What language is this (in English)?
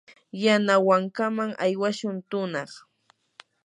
Yanahuanca Pasco Quechua